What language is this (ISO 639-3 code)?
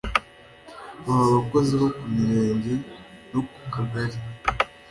kin